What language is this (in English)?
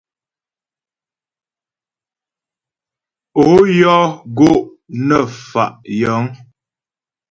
Ghomala